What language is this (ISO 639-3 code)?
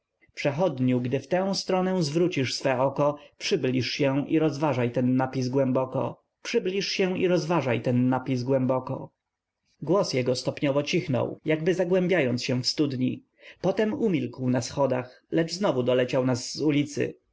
pol